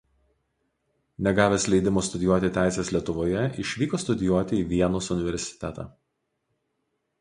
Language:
Lithuanian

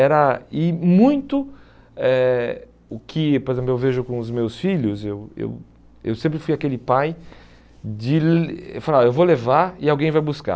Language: Portuguese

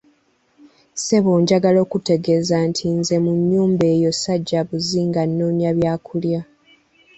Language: Ganda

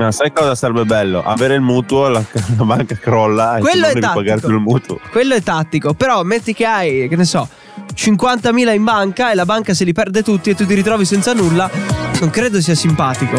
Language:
Italian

